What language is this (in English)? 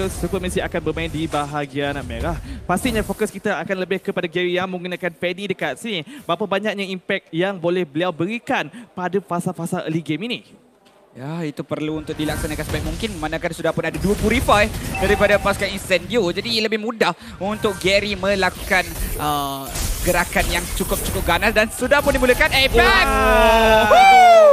Malay